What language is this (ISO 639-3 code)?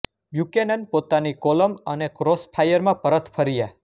guj